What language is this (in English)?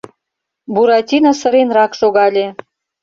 Mari